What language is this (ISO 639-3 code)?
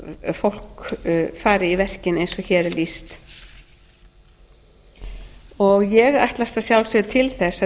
isl